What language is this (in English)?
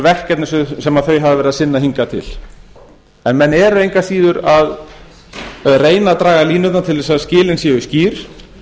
Icelandic